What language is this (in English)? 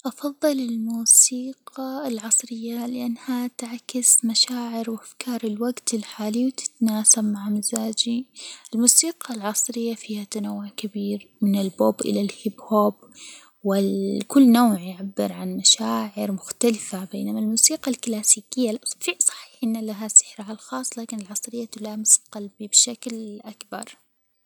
Hijazi Arabic